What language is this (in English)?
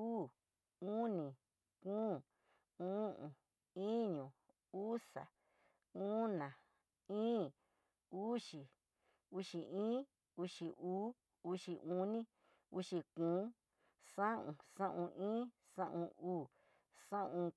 Tidaá Mixtec